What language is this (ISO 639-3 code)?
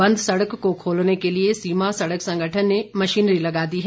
hin